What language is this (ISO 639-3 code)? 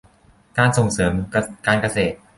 tha